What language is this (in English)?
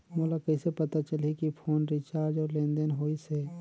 Chhattisgarhi